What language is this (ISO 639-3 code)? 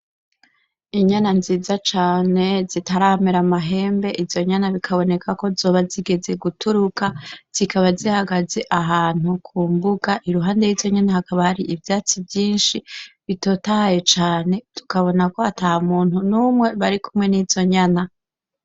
run